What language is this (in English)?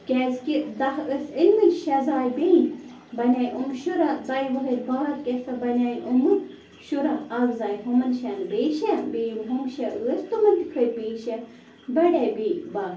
Kashmiri